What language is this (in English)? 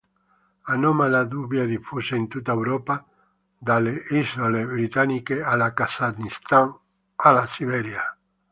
Italian